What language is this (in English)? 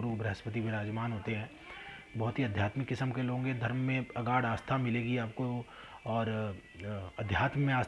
Hindi